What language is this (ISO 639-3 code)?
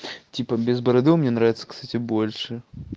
rus